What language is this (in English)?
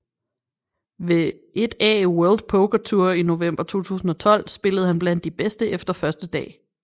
Danish